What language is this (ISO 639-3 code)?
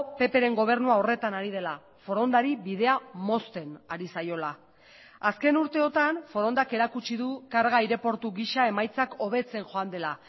eus